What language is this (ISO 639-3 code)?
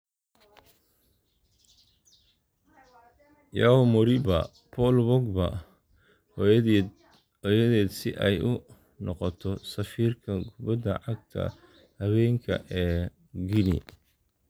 som